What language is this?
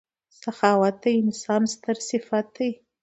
Pashto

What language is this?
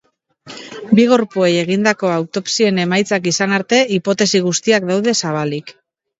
Basque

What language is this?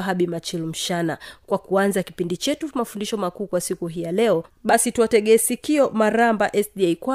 Swahili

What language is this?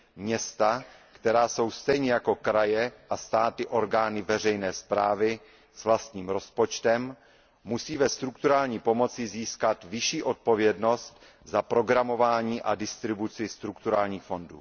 Czech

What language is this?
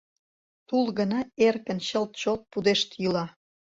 Mari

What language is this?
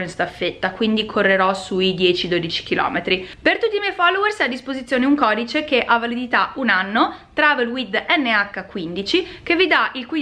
Italian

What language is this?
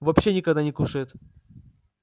Russian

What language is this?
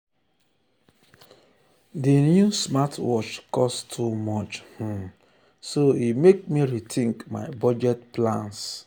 Nigerian Pidgin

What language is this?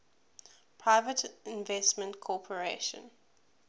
English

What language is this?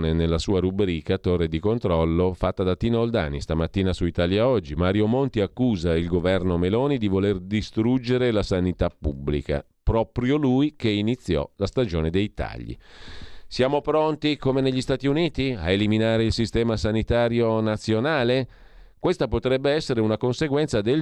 Italian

